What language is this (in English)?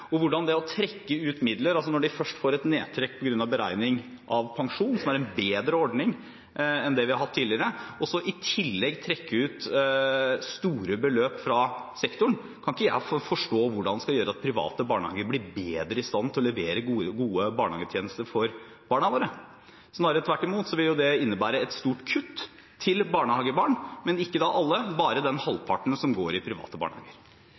Norwegian Bokmål